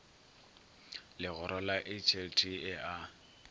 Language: Northern Sotho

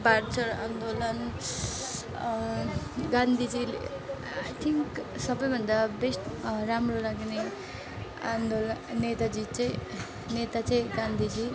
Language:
Nepali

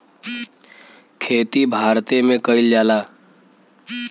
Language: Bhojpuri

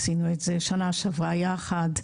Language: Hebrew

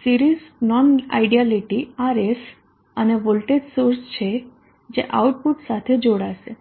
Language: Gujarati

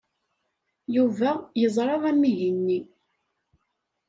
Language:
Kabyle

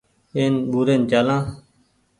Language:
Goaria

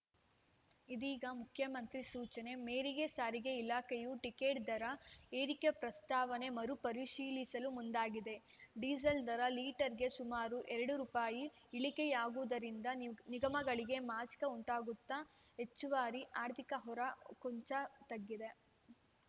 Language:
Kannada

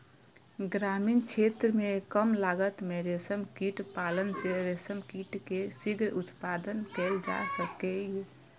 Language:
Maithili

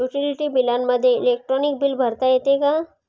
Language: Marathi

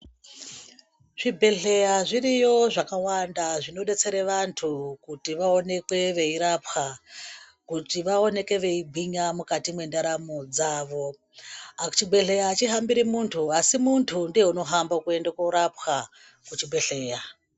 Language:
Ndau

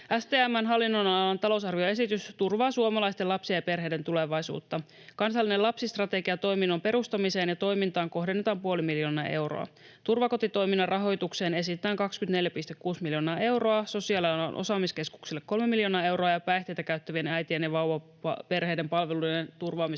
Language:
Finnish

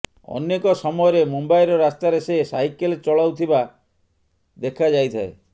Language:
Odia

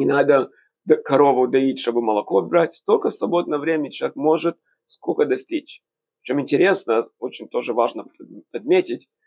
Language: Russian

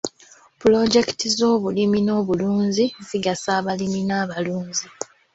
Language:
Ganda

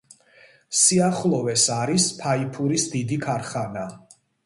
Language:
Georgian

